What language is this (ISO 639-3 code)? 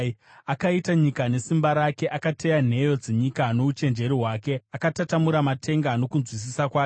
sna